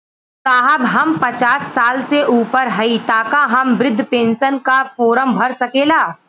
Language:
Bhojpuri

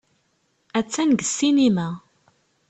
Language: Kabyle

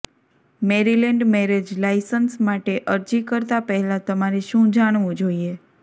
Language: Gujarati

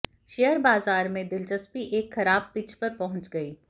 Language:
Hindi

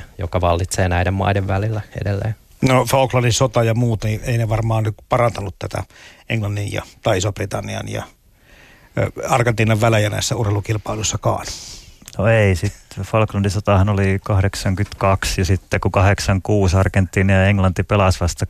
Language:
Finnish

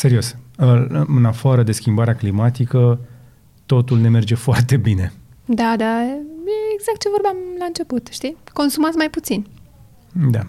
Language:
Romanian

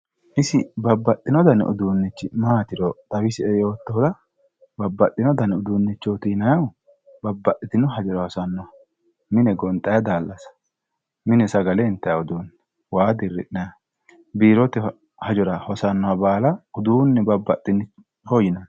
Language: Sidamo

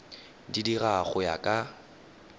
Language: Tswana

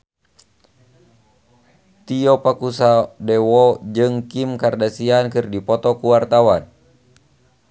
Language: Sundanese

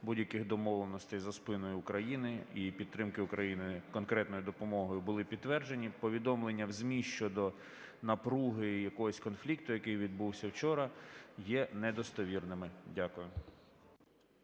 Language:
Ukrainian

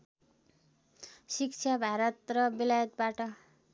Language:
Nepali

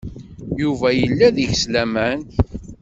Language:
Kabyle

